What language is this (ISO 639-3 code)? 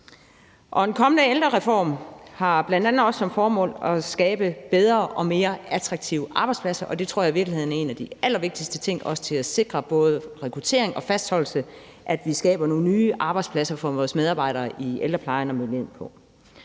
dan